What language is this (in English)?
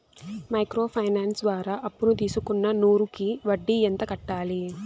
Telugu